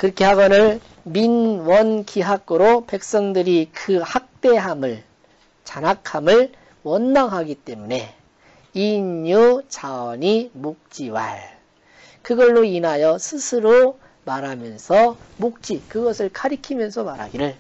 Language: Korean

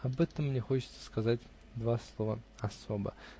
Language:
Russian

